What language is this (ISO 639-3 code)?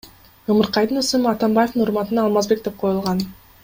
kir